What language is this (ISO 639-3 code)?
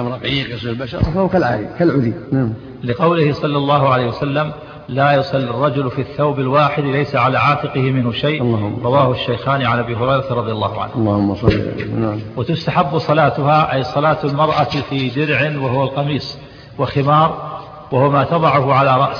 ara